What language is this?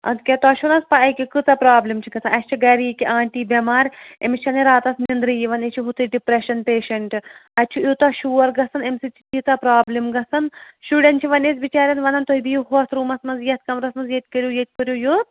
Kashmiri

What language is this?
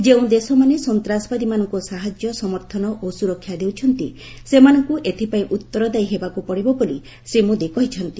Odia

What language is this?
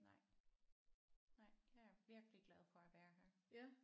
Danish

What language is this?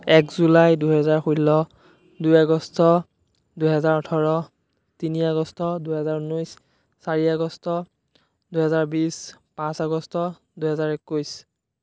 Assamese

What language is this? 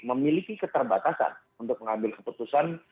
Indonesian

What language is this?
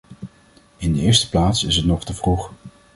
Dutch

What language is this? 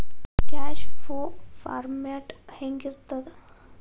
Kannada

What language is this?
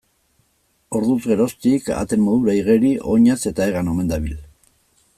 Basque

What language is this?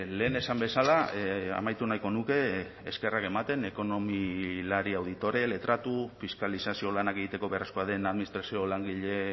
Basque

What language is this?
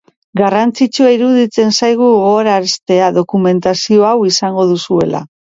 Basque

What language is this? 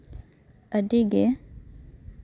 Santali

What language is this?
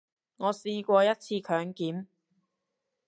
Cantonese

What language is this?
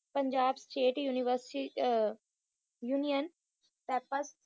Punjabi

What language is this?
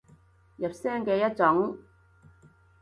Cantonese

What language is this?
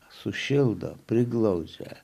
Lithuanian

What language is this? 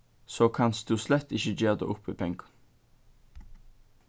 Faroese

